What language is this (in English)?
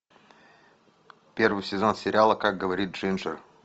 Russian